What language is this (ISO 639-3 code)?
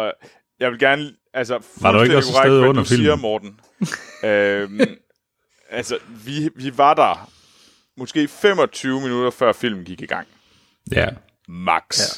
dan